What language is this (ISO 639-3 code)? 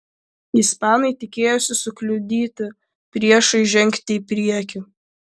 lit